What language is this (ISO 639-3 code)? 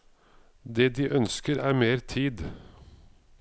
nor